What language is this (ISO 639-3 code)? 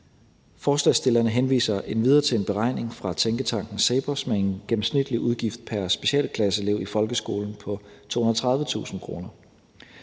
dan